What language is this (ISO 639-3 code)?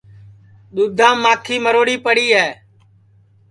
ssi